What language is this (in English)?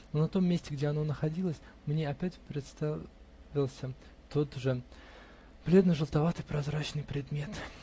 Russian